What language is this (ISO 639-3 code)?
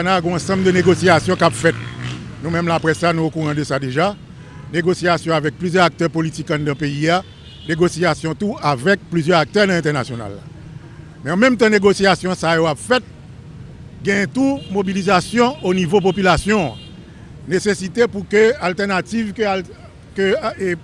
fra